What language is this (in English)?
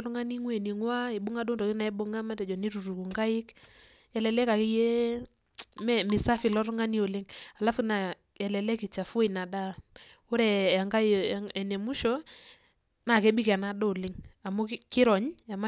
Masai